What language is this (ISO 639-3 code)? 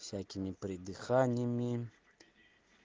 rus